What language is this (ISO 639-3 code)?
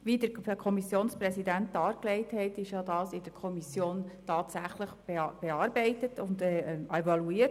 gsw